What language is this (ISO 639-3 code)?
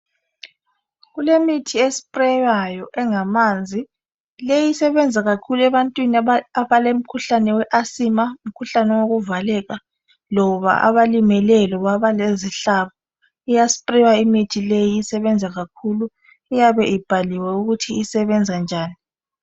nde